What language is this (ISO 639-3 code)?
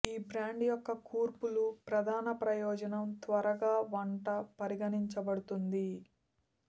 tel